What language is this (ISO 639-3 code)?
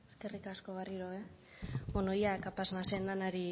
eus